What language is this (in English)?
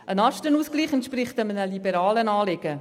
Swiss German